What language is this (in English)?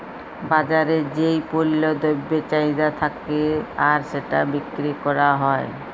Bangla